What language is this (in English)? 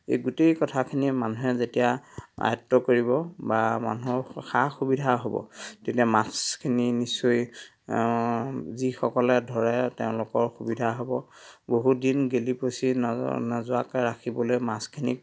Assamese